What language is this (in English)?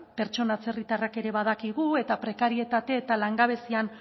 Basque